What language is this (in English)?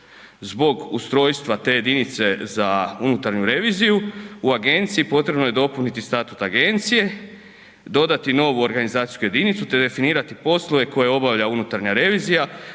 Croatian